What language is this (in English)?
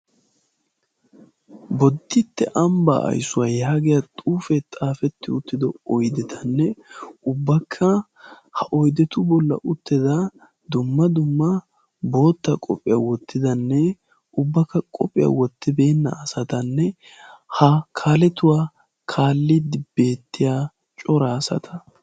Wolaytta